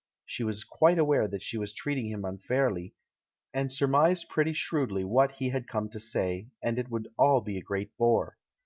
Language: English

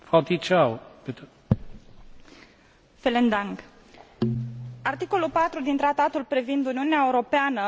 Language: Romanian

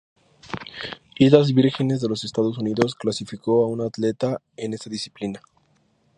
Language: Spanish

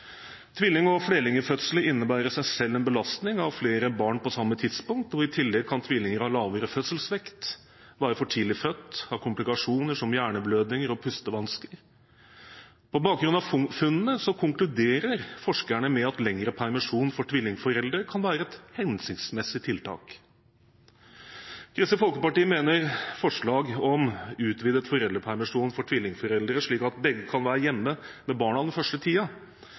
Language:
Norwegian Bokmål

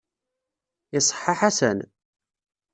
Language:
Kabyle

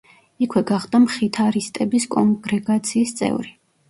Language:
Georgian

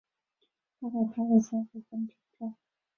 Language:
Chinese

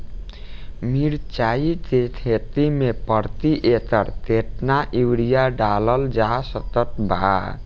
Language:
Bhojpuri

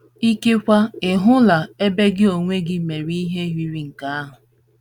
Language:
Igbo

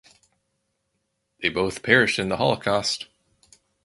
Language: English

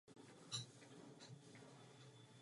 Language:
Czech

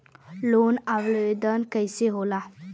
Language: Bhojpuri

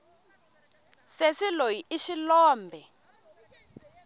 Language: Tsonga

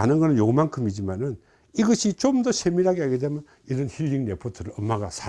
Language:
Korean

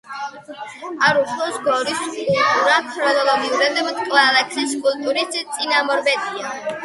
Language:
Georgian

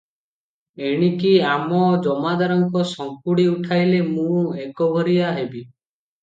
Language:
Odia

